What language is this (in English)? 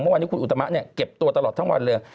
Thai